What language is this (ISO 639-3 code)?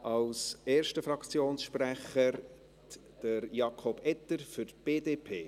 gsw